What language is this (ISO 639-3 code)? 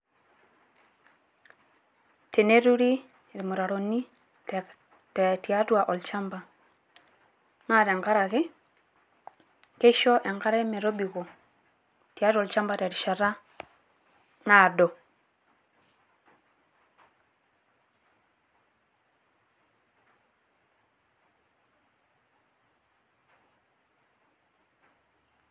mas